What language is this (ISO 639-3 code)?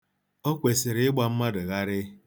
ibo